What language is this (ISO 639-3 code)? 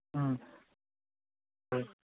mni